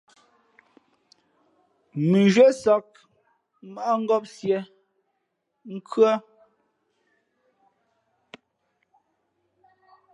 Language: Fe'fe'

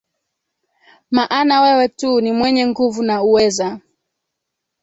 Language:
Swahili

